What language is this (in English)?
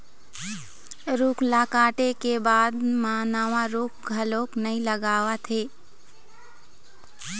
Chhattisgarhi